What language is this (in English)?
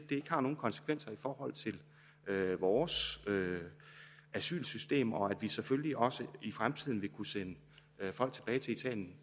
Danish